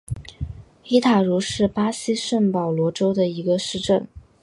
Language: Chinese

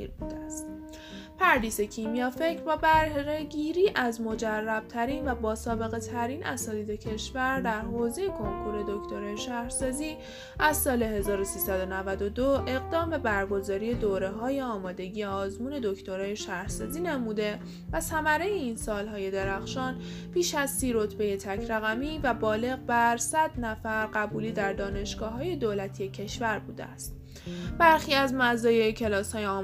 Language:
Persian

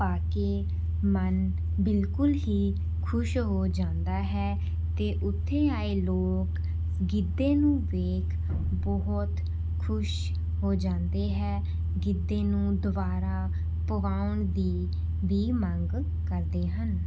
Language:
Punjabi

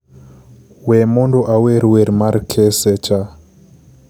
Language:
Luo (Kenya and Tanzania)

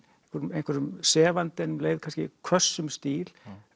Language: Icelandic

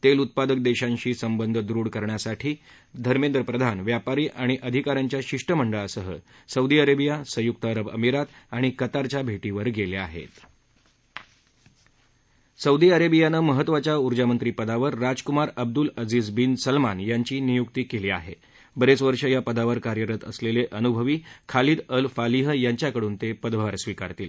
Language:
Marathi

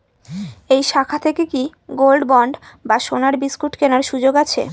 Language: Bangla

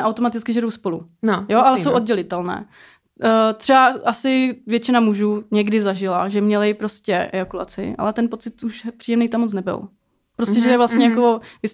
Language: Czech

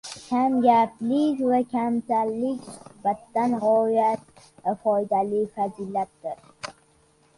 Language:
Uzbek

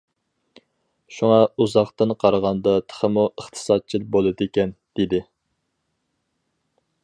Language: Uyghur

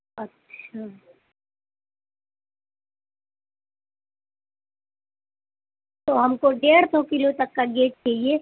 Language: Urdu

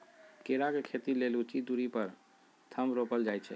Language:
Magahi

